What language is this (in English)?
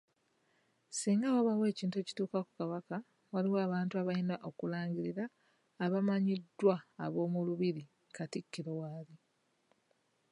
Ganda